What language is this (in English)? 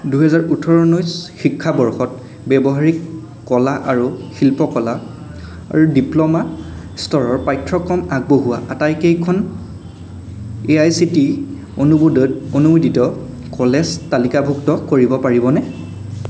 Assamese